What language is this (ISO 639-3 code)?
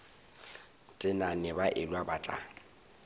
nso